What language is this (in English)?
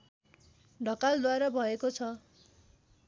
Nepali